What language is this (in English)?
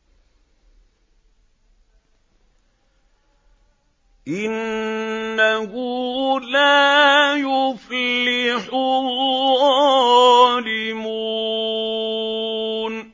Arabic